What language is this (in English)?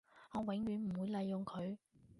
Cantonese